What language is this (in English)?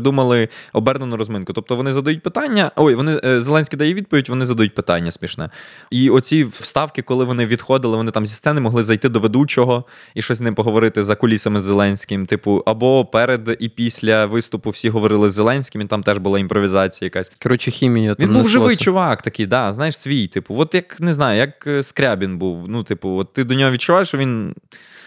Ukrainian